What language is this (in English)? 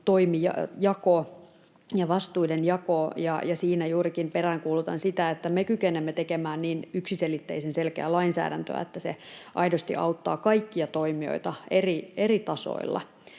Finnish